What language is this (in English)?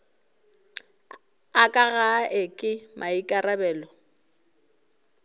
Northern Sotho